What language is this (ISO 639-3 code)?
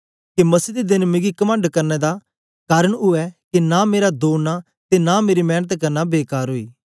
doi